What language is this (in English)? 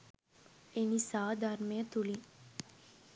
Sinhala